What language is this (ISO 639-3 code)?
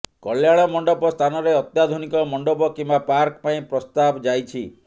ori